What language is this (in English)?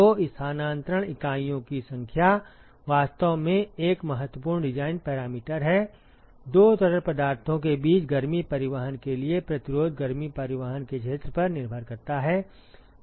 Hindi